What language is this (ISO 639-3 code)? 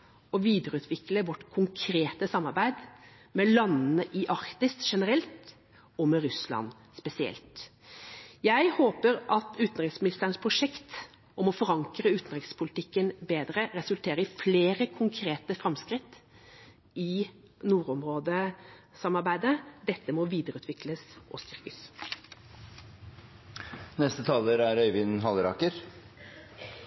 nob